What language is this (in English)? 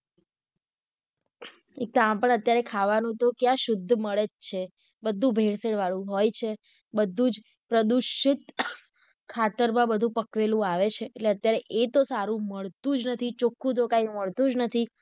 Gujarati